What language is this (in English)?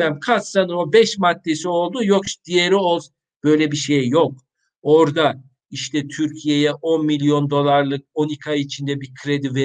Turkish